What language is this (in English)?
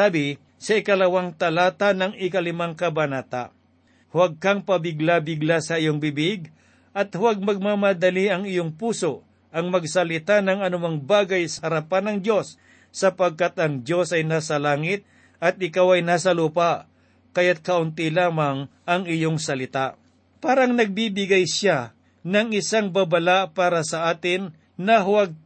Filipino